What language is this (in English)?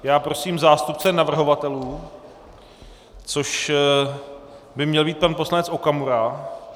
Czech